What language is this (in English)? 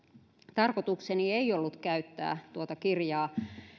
Finnish